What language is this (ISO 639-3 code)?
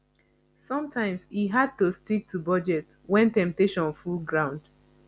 pcm